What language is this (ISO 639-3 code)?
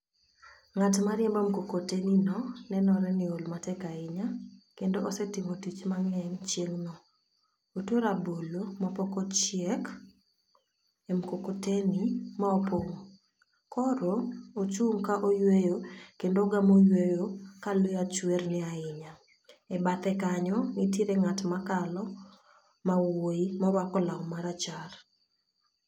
luo